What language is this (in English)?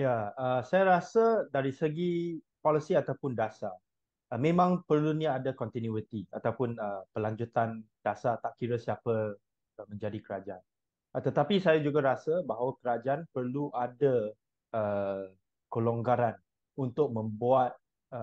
Malay